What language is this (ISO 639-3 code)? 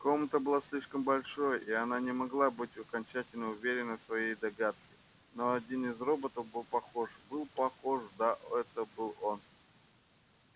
rus